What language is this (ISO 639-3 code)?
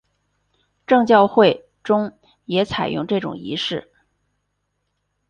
zho